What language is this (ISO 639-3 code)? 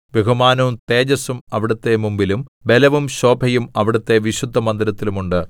mal